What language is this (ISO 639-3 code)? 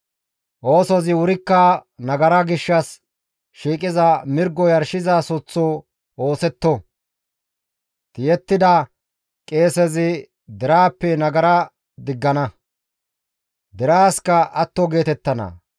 gmv